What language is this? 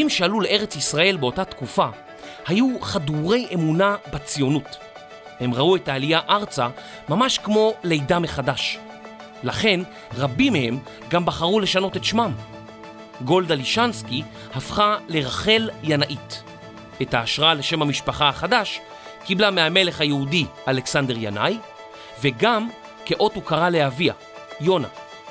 Hebrew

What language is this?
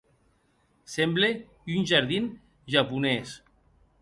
Occitan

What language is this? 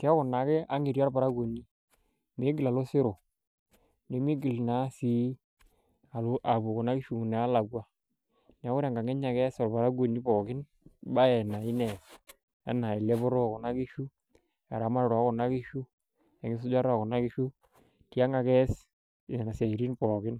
Masai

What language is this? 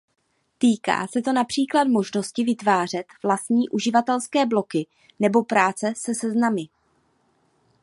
Czech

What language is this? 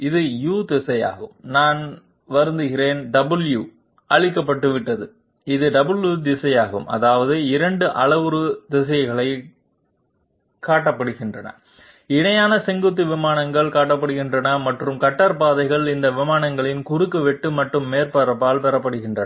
Tamil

